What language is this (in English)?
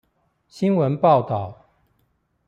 Chinese